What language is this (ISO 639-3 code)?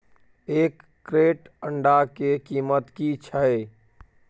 mai